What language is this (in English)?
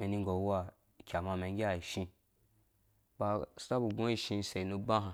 Dũya